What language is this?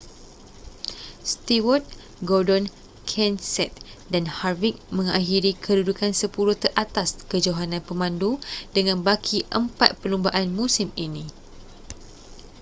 Malay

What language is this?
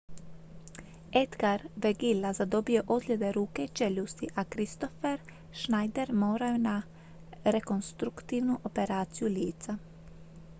Croatian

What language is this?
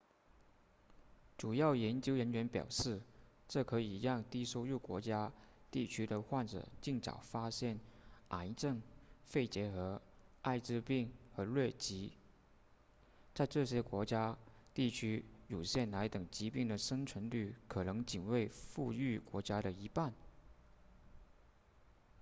Chinese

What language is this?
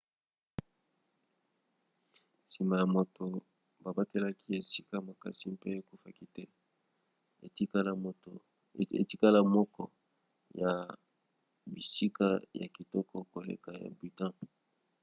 Lingala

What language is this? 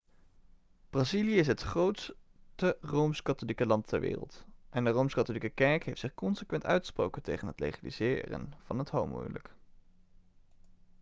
Dutch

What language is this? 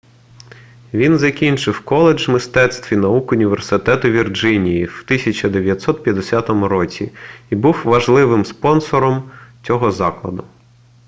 Ukrainian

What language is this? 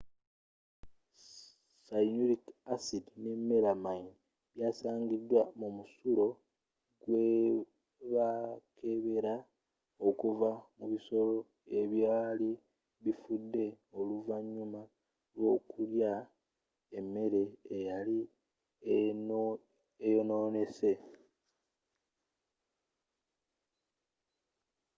Ganda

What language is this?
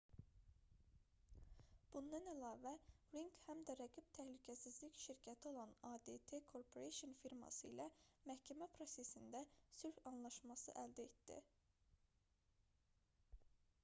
Azerbaijani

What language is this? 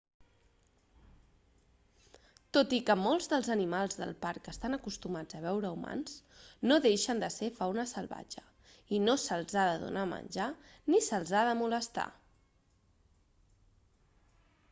Catalan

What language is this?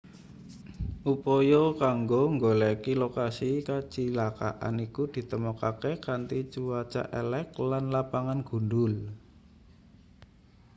Javanese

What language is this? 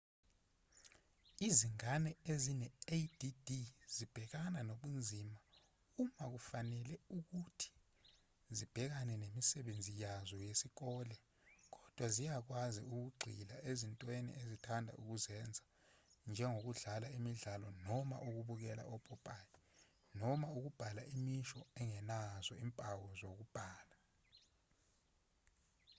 Zulu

